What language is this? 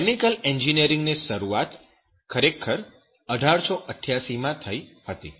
Gujarati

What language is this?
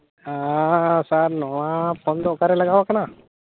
Santali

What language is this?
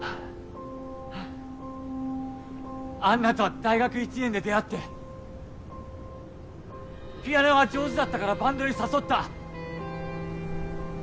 Japanese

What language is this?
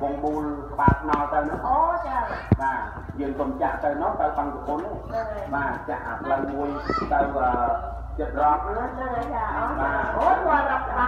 Thai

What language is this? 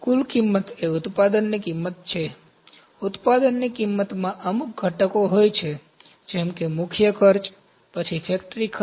Gujarati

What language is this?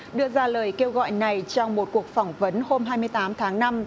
Vietnamese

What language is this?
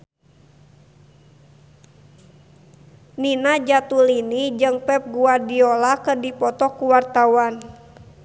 Sundanese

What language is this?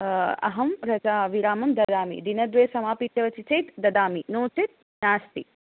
Sanskrit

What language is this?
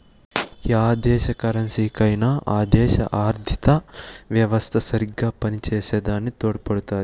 Telugu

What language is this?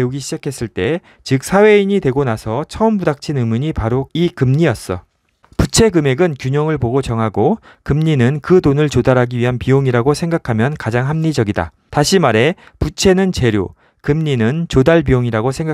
Korean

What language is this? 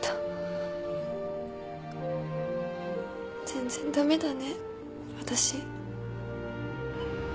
Japanese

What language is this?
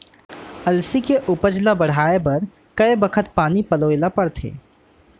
Chhattisgarhi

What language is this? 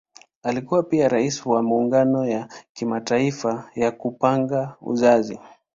Swahili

